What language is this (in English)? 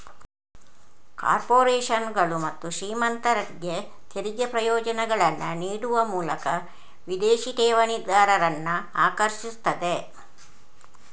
Kannada